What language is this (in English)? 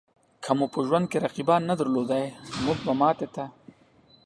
Pashto